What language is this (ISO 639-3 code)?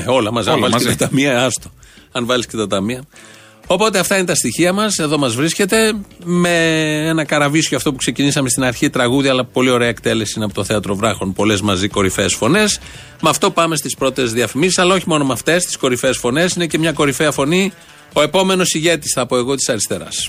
ell